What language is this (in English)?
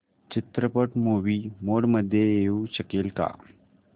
Marathi